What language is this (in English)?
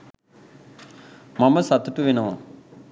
Sinhala